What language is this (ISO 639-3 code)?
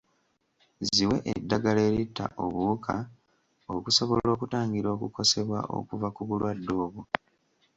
lug